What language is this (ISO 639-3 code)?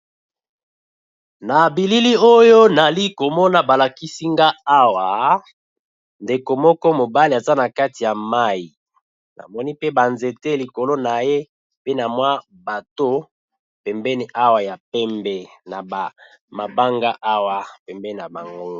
lin